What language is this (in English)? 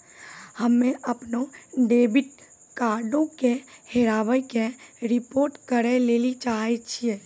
Maithili